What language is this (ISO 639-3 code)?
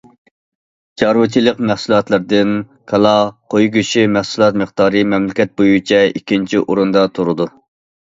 uig